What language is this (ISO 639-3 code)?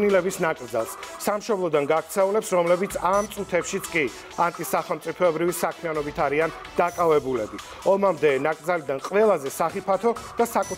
ron